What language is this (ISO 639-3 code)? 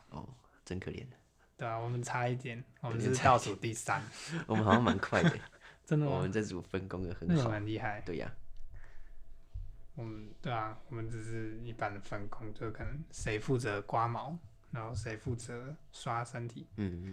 zho